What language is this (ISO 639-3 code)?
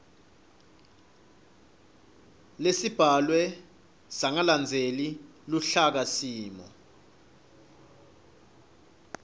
ssw